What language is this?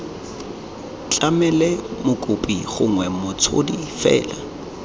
Tswana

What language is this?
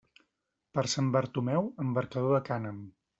Catalan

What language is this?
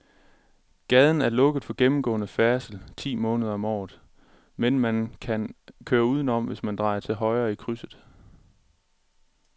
Danish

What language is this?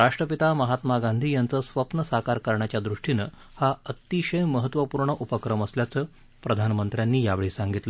Marathi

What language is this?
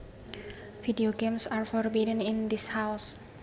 Javanese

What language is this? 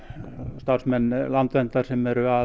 Icelandic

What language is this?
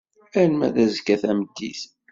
Kabyle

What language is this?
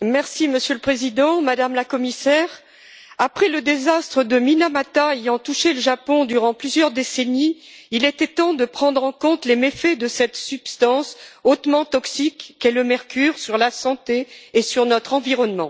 French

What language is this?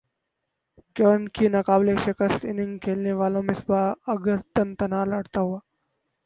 Urdu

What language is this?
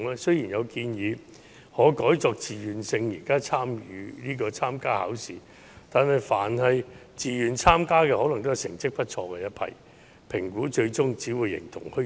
Cantonese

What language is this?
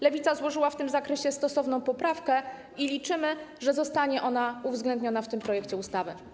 Polish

